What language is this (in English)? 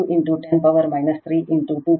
Kannada